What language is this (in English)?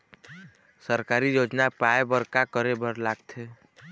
Chhattisgarhi